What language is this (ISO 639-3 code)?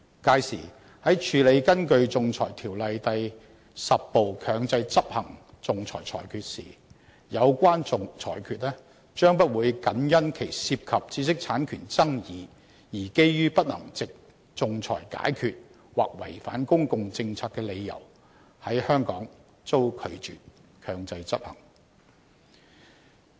yue